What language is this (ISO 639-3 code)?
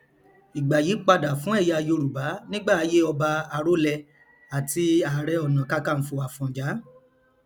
yor